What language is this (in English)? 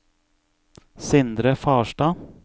Norwegian